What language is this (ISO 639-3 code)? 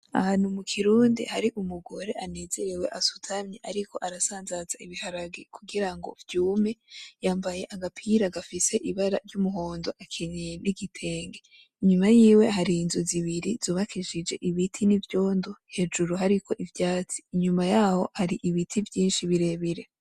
run